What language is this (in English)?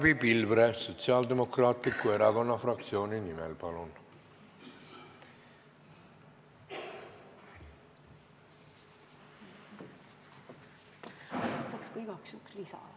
Estonian